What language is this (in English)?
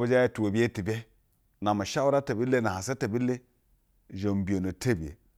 Basa (Nigeria)